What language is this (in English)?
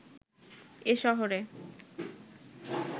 Bangla